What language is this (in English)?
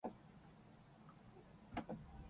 Japanese